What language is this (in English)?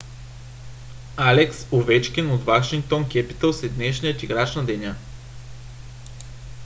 Bulgarian